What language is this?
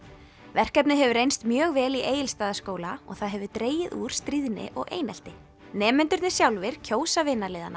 Icelandic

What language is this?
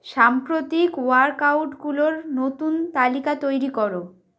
Bangla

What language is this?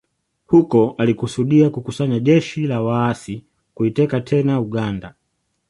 Swahili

